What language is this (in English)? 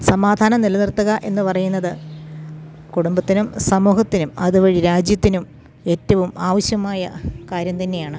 Malayalam